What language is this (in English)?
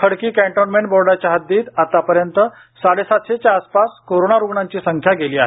Marathi